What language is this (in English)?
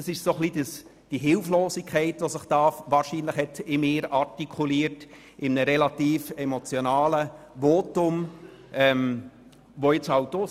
Swiss German